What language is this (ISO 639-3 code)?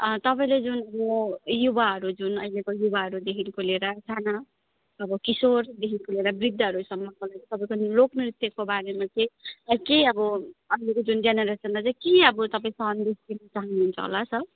nep